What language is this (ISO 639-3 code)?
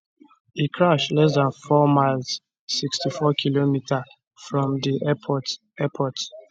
pcm